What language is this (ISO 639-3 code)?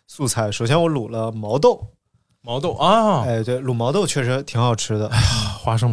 zho